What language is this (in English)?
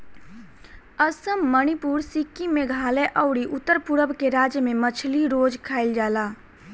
Bhojpuri